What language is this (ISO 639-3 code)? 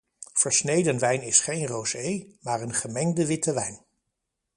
nld